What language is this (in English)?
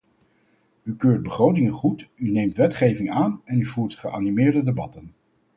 Dutch